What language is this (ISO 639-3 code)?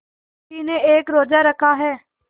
hin